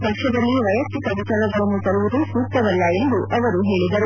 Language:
Kannada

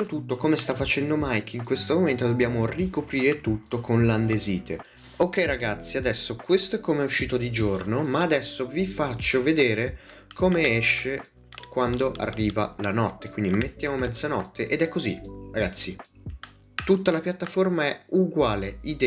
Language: Italian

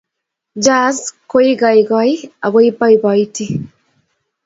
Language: Kalenjin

